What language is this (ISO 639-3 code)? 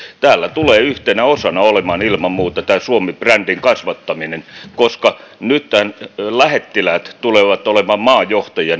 fin